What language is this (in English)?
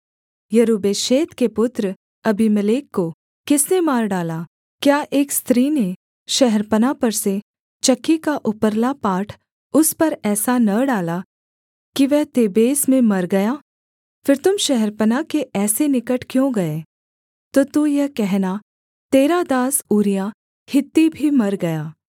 Hindi